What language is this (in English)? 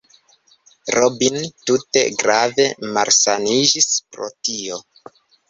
Esperanto